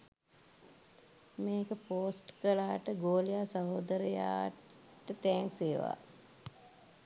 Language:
Sinhala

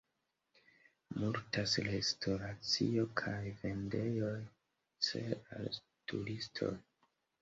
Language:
Esperanto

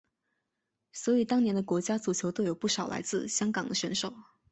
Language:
Chinese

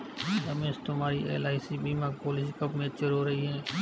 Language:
Hindi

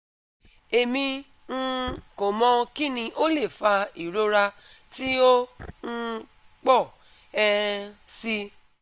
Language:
Yoruba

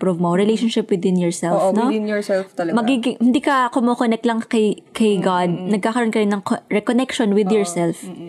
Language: Filipino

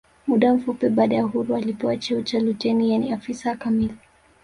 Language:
Swahili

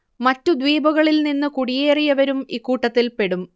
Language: Malayalam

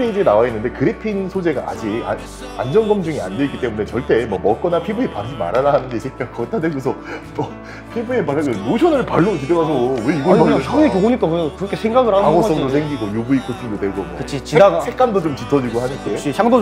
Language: Korean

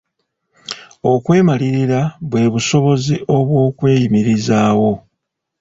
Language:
Ganda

